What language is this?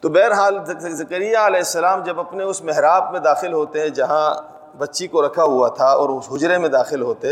Urdu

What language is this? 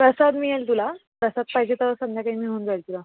Marathi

